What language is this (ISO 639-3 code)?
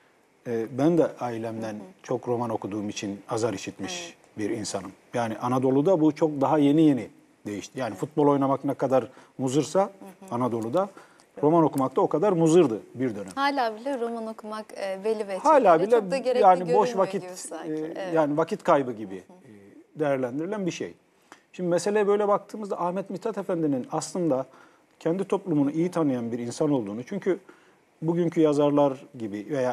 tur